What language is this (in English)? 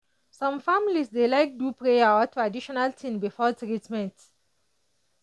Nigerian Pidgin